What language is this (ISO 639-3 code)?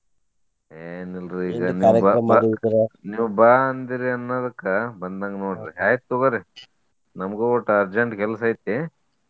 kan